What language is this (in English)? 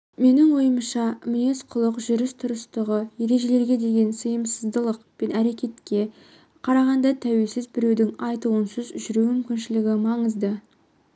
Kazakh